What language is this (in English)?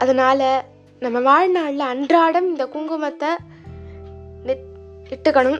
Tamil